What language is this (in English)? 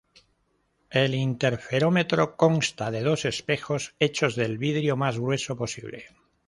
Spanish